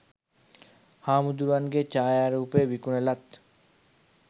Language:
Sinhala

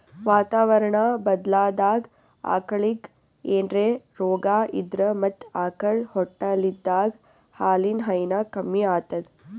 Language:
Kannada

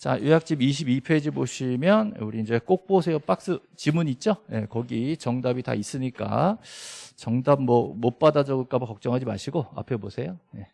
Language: Korean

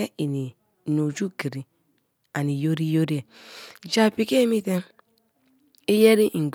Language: Kalabari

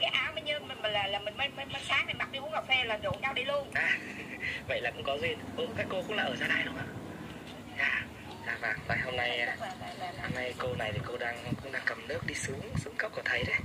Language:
Vietnamese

